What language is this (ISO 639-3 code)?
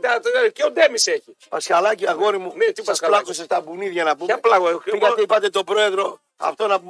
ell